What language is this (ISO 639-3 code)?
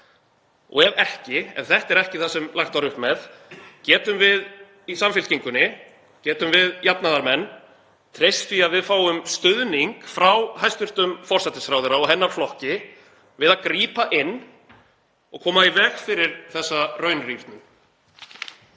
isl